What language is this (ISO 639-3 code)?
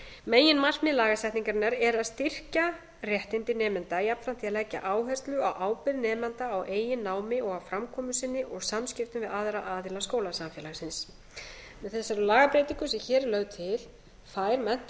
isl